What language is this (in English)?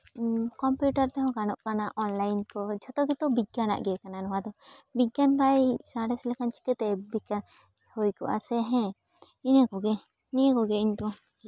Santali